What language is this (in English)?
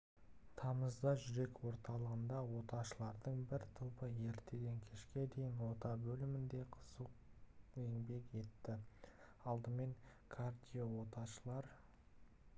Kazakh